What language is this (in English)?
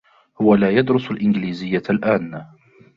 Arabic